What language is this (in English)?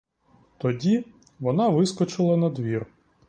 Ukrainian